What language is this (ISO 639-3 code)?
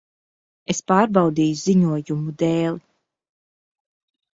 lav